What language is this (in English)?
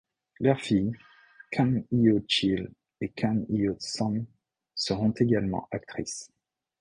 French